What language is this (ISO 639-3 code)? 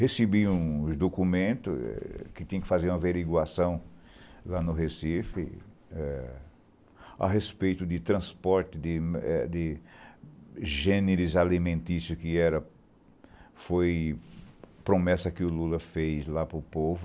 por